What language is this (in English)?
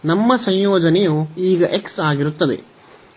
Kannada